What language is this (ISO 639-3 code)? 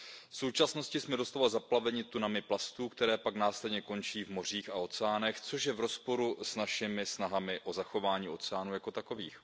ces